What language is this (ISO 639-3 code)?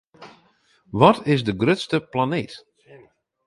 fry